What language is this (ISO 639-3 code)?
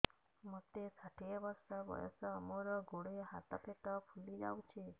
ori